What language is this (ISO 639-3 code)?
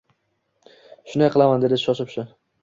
uzb